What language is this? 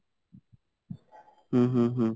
Odia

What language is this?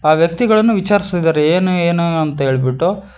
Kannada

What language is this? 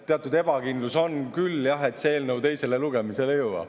Estonian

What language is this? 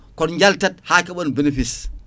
Fula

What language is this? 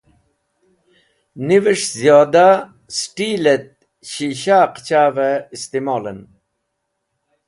Wakhi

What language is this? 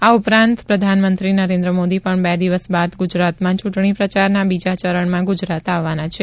Gujarati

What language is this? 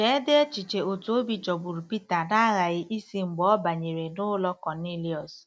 Igbo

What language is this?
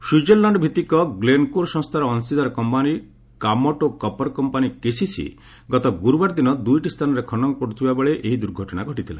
Odia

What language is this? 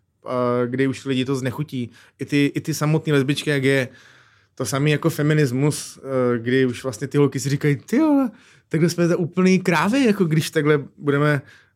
Czech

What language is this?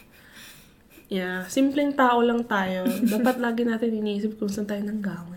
Filipino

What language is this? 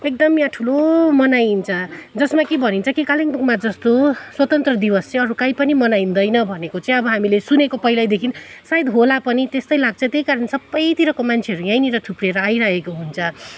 Nepali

